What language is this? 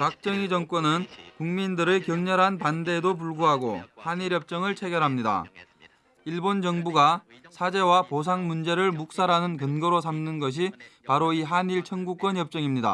Korean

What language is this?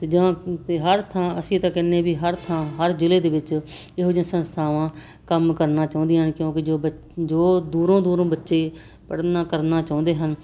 Punjabi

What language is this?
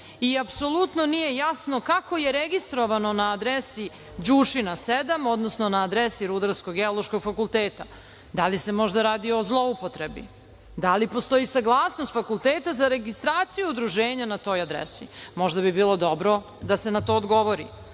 Serbian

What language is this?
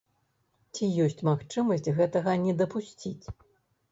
Belarusian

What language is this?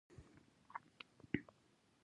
Pashto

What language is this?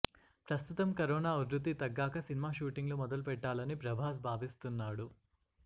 Telugu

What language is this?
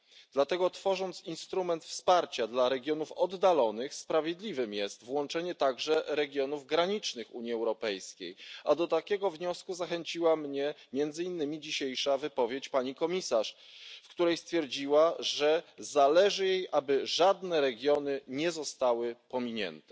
Polish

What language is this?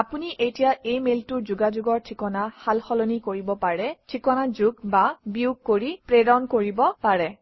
Assamese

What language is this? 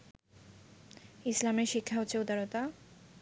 Bangla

